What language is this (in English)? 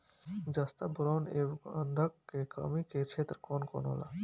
Bhojpuri